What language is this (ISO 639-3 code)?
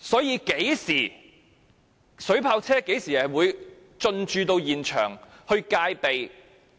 yue